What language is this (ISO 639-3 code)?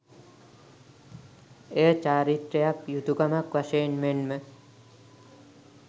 sin